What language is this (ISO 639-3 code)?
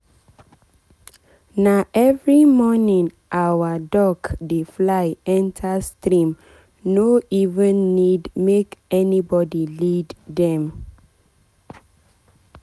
pcm